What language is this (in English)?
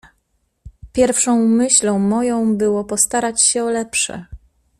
Polish